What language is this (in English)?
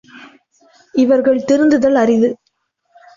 Tamil